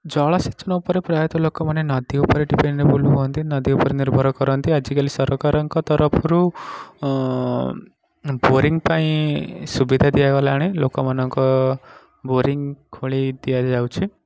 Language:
Odia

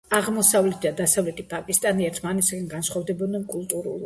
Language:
Georgian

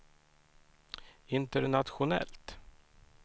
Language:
Swedish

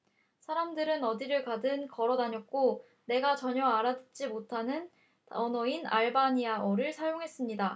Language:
Korean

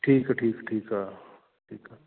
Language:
Punjabi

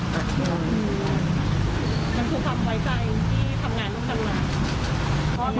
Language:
Thai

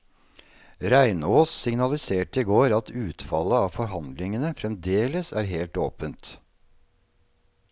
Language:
Norwegian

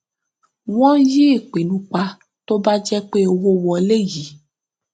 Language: Yoruba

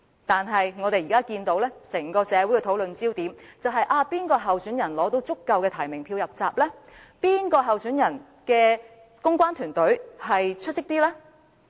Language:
Cantonese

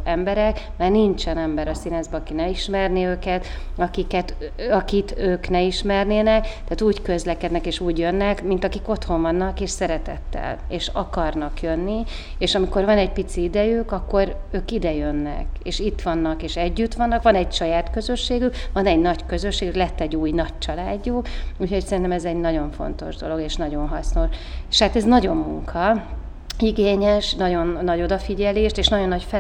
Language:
Hungarian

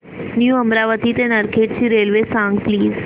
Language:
Marathi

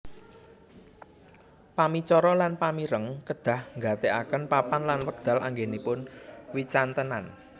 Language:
Javanese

